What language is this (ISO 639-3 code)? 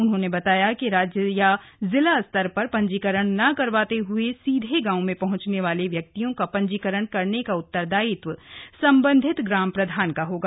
hin